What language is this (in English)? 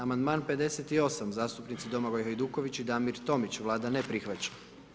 Croatian